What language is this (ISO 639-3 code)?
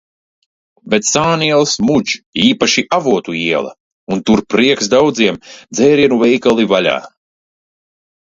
lav